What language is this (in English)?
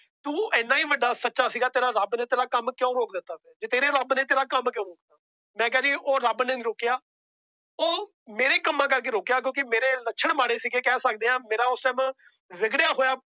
Punjabi